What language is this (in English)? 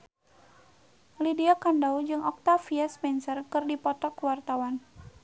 Sundanese